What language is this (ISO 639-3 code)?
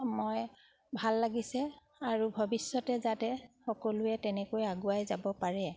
asm